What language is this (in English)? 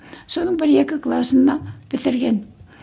Kazakh